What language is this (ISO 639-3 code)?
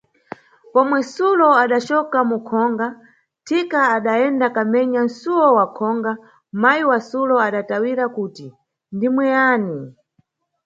nyu